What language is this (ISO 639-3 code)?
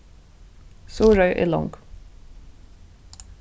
fao